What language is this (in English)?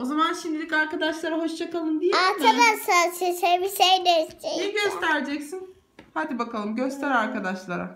Turkish